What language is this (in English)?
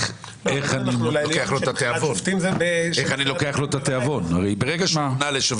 Hebrew